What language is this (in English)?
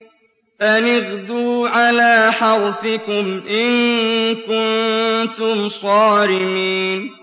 Arabic